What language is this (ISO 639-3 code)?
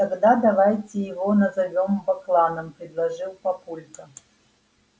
rus